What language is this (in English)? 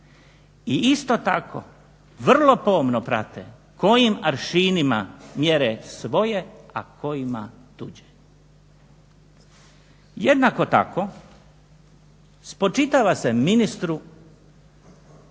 Croatian